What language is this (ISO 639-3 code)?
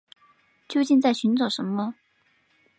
zho